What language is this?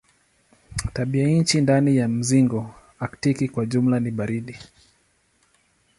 Swahili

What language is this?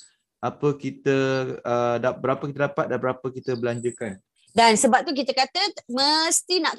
Malay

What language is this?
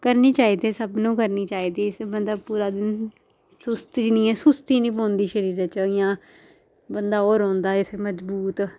Dogri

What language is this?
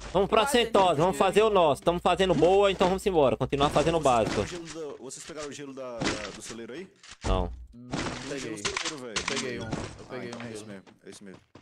Portuguese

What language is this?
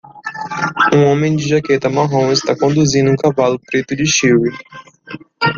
Portuguese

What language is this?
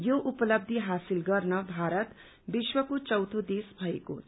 Nepali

